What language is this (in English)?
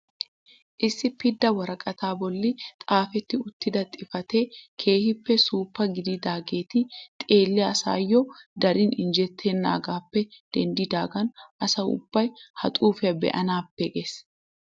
Wolaytta